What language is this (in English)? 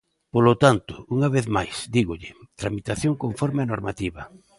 Galician